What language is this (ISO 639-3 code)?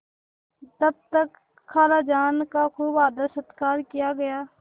hin